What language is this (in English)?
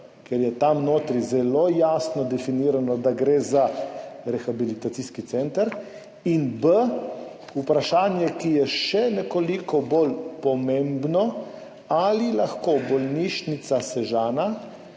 Slovenian